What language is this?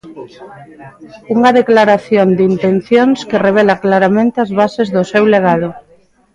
Galician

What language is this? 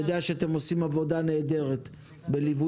Hebrew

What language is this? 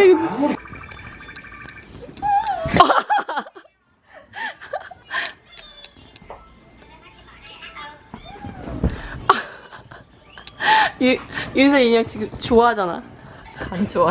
Korean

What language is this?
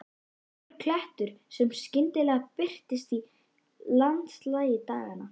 Icelandic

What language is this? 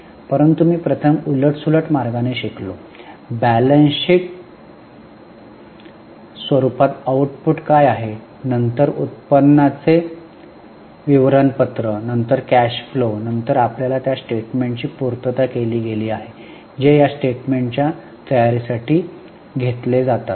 Marathi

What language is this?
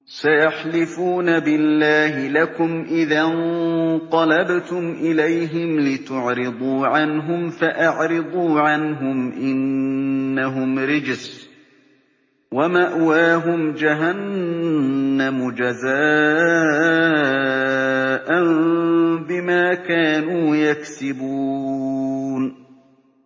Arabic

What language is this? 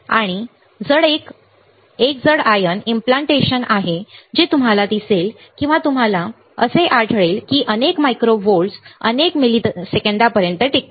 Marathi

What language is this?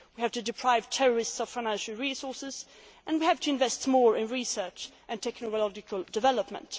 English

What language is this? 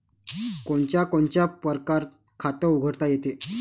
Marathi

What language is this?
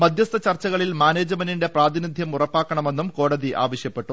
Malayalam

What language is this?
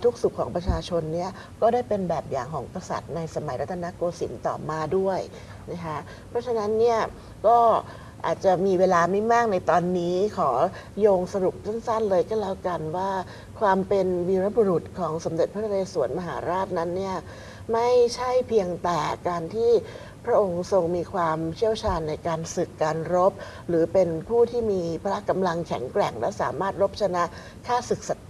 Thai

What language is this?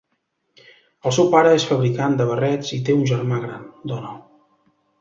Catalan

